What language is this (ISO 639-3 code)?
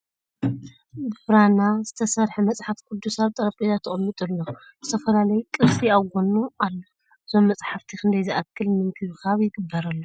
tir